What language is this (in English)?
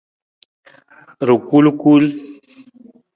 Nawdm